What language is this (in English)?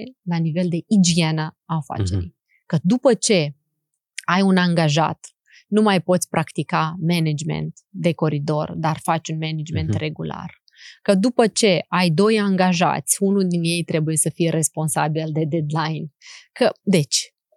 Romanian